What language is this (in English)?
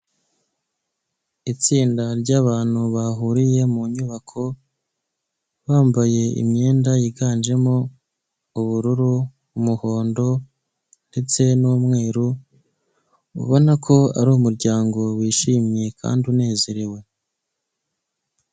Kinyarwanda